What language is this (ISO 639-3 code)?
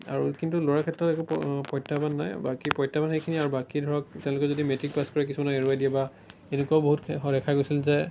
asm